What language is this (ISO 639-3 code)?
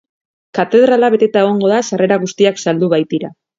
eus